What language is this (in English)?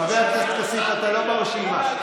Hebrew